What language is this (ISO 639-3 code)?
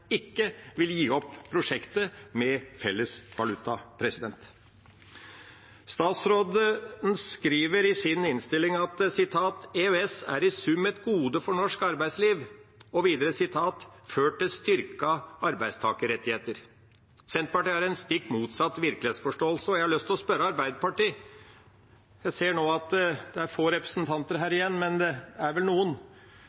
nob